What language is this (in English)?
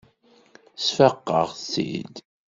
Kabyle